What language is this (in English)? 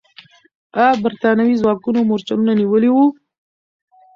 Pashto